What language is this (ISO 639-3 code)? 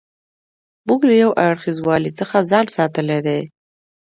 pus